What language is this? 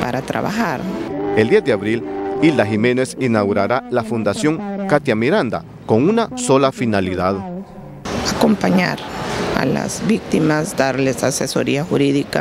Spanish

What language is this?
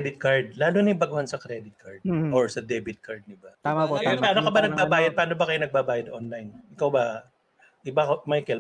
Filipino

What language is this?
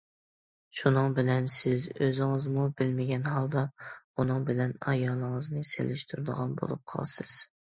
Uyghur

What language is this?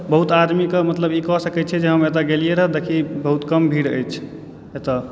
Maithili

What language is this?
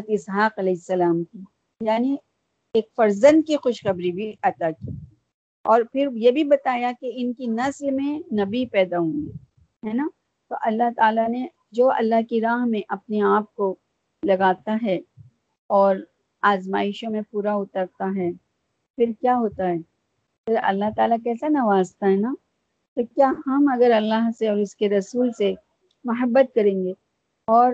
Urdu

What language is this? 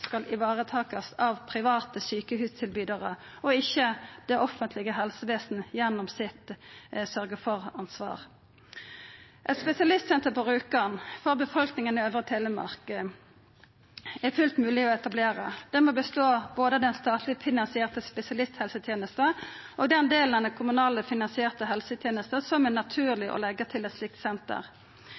Norwegian Nynorsk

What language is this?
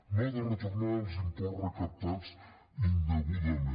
Catalan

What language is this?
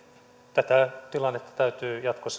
Finnish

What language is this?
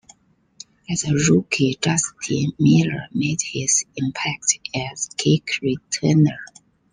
English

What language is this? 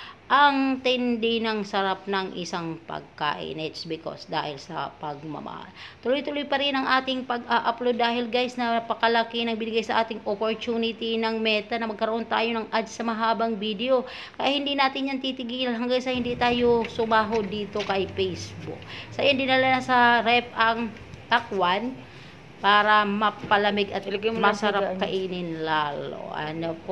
Filipino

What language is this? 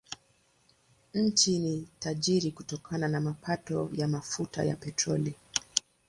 Swahili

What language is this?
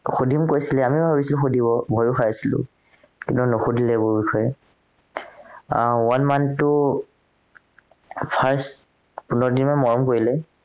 Assamese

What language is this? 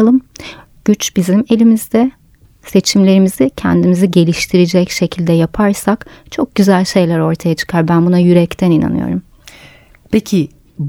Turkish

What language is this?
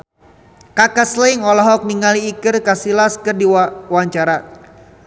Sundanese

